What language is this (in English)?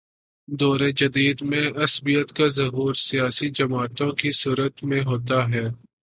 Urdu